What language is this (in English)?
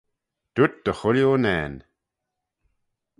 Manx